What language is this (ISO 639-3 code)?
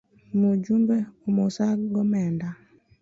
luo